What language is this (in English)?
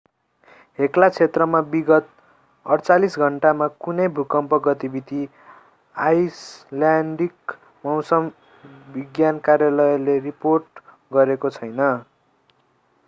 Nepali